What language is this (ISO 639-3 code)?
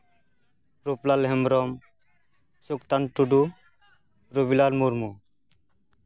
sat